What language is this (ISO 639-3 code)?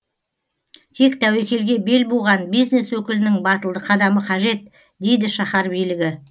kaz